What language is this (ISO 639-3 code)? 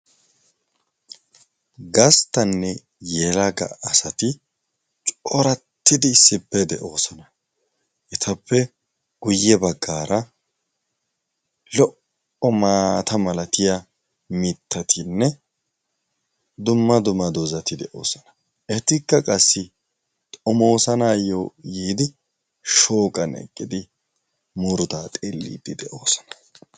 wal